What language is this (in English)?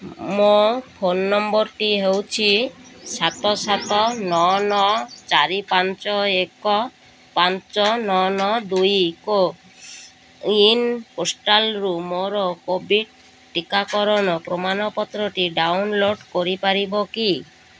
Odia